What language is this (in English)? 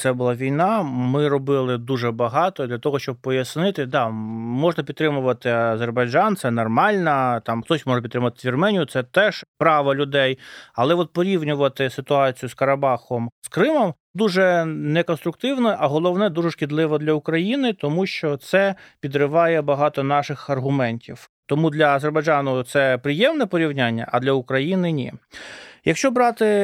Ukrainian